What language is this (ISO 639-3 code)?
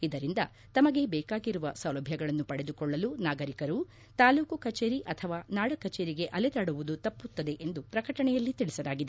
kan